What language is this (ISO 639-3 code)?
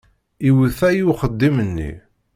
kab